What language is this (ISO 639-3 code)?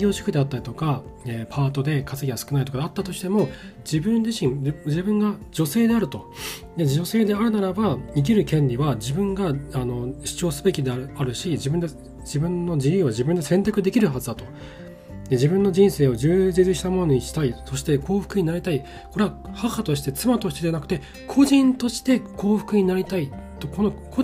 jpn